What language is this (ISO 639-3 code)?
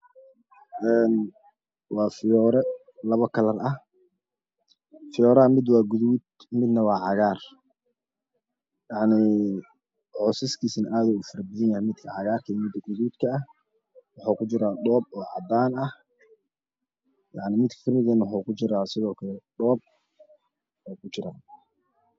som